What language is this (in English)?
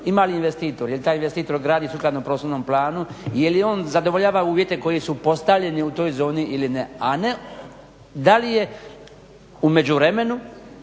Croatian